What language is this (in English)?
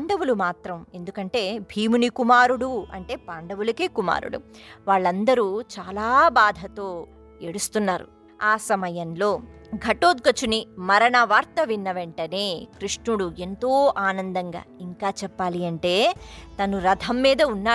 Telugu